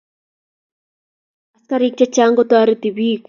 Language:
Kalenjin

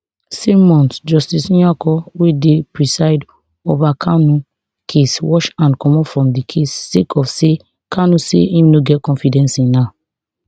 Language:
Nigerian Pidgin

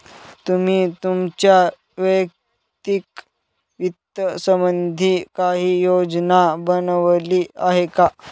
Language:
Marathi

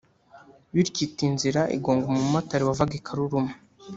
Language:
Kinyarwanda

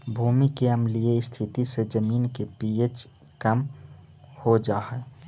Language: Magahi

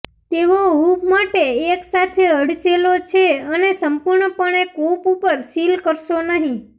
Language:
Gujarati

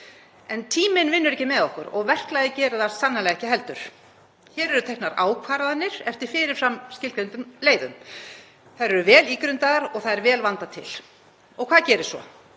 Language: Icelandic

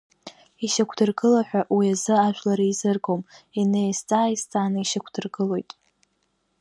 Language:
Abkhazian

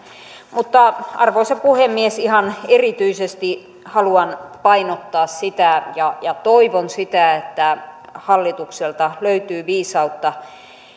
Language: Finnish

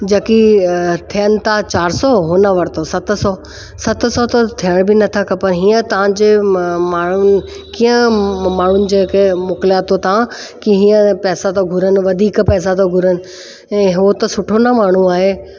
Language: Sindhi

